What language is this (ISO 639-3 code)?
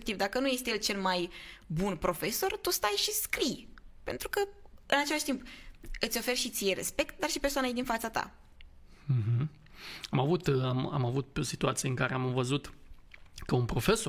ron